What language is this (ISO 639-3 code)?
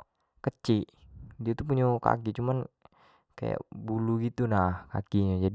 jax